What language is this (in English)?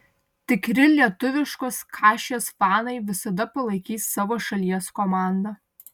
Lithuanian